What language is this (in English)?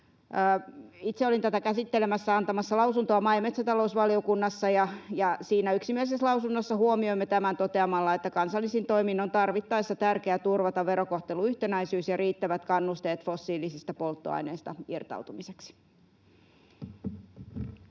Finnish